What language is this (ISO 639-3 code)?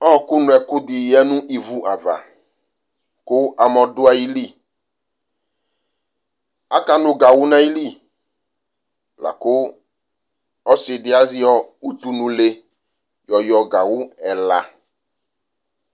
kpo